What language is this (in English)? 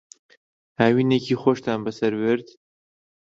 Central Kurdish